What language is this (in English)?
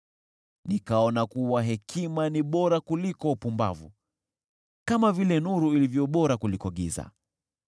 Swahili